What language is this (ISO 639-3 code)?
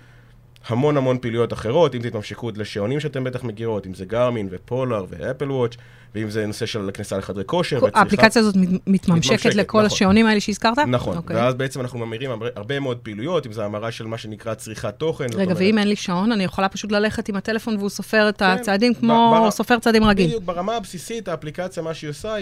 heb